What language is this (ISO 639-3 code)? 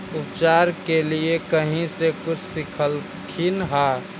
mag